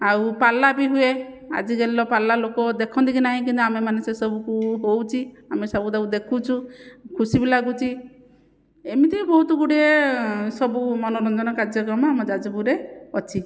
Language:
Odia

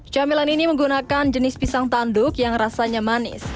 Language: Indonesian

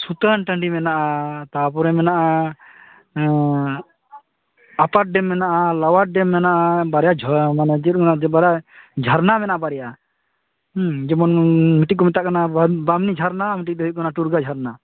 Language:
Santali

